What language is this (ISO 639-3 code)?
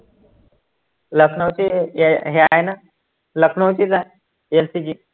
mar